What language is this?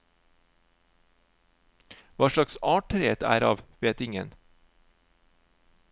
Norwegian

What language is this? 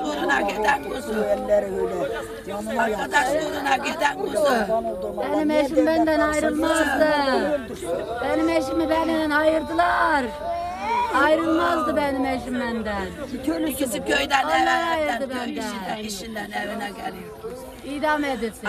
Turkish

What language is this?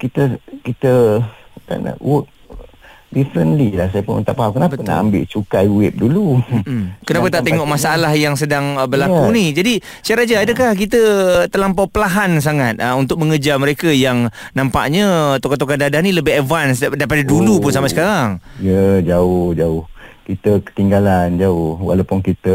Malay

